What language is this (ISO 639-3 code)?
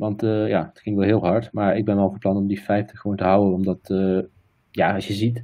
nld